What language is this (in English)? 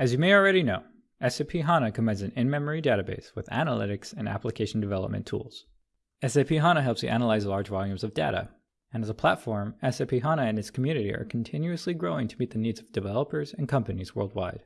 English